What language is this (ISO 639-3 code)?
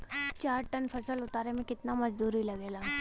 bho